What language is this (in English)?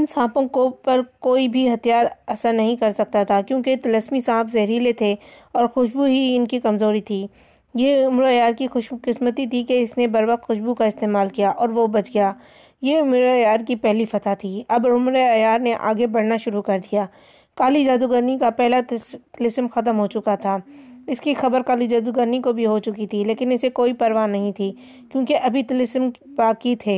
Urdu